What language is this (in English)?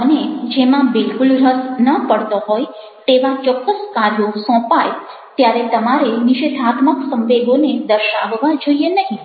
Gujarati